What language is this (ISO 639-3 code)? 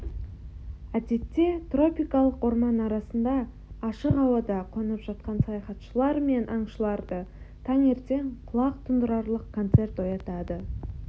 kaz